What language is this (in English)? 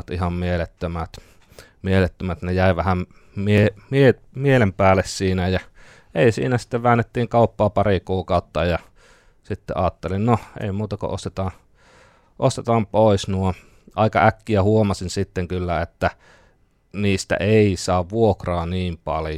Finnish